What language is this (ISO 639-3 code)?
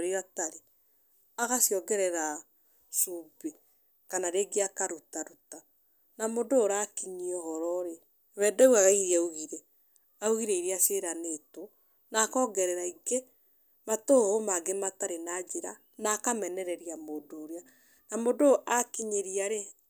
kik